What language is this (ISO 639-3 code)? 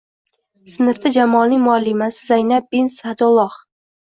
uzb